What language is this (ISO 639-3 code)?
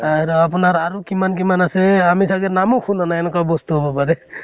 asm